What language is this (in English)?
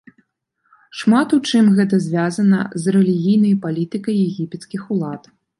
Belarusian